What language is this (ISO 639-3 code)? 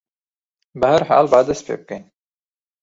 ckb